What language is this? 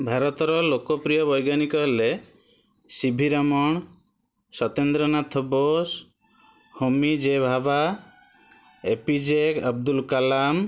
Odia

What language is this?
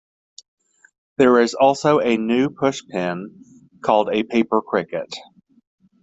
English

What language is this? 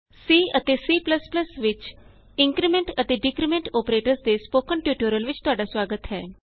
Punjabi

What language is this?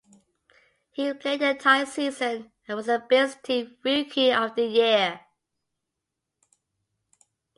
English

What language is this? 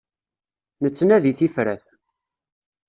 Kabyle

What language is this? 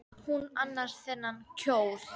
Icelandic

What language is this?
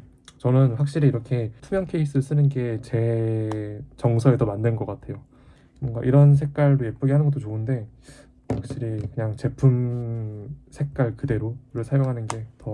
Korean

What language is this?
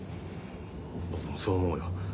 Japanese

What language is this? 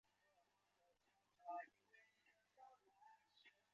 Chinese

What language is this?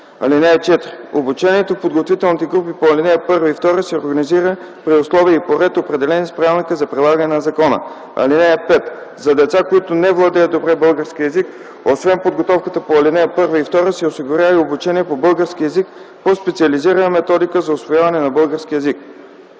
Bulgarian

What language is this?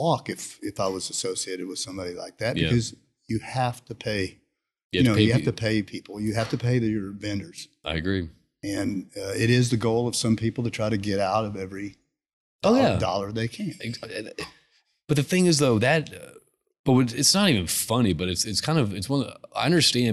English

